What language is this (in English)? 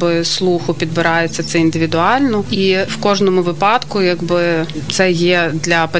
Ukrainian